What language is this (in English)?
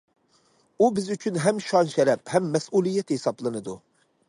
Uyghur